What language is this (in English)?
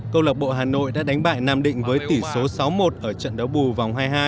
Vietnamese